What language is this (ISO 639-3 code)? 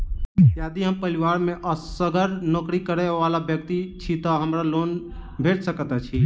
mai